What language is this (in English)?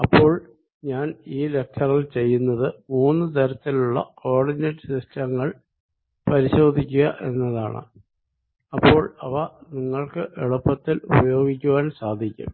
Malayalam